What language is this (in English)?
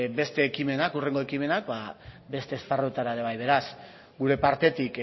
Basque